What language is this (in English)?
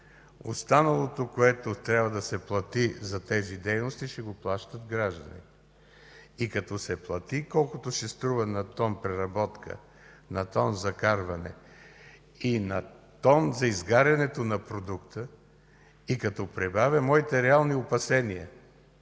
Bulgarian